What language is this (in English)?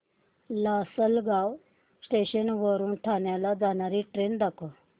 Marathi